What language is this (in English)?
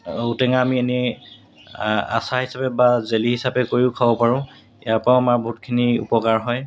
Assamese